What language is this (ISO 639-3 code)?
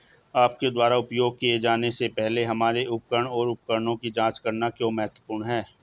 hin